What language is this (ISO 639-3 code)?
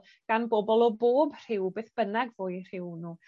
cym